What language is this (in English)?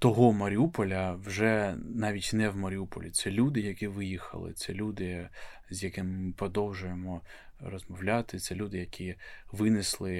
Ukrainian